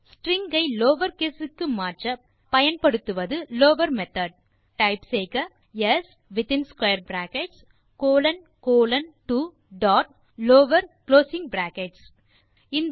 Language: Tamil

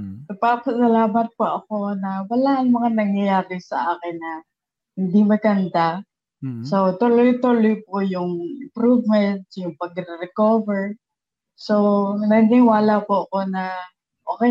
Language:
Filipino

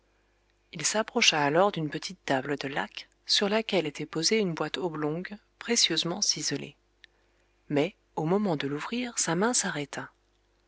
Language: French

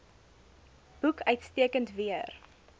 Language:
Afrikaans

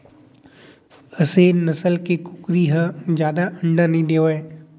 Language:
Chhattisgarhi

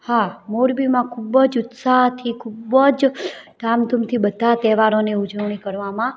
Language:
Gujarati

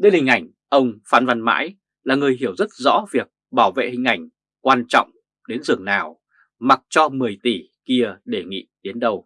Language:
Vietnamese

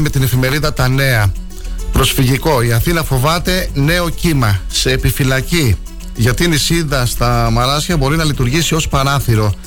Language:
Greek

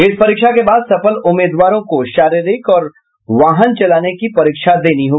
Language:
Hindi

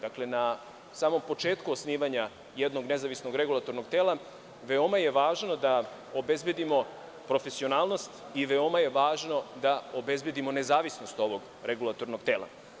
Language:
Serbian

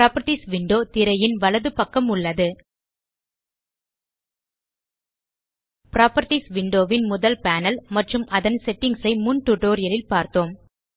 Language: Tamil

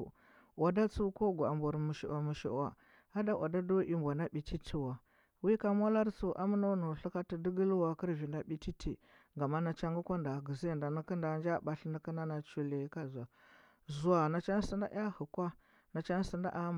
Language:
Huba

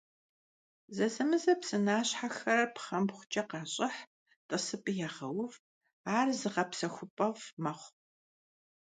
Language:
Kabardian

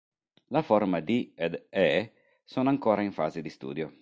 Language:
Italian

